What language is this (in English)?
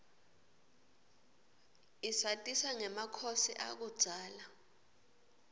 Swati